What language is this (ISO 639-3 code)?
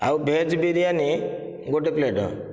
ori